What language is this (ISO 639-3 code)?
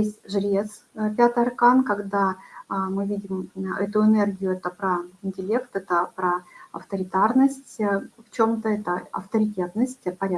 rus